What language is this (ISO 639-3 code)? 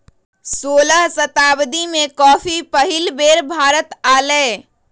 mag